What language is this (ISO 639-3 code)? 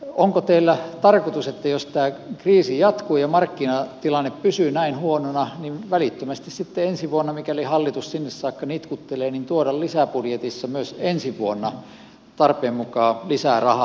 fin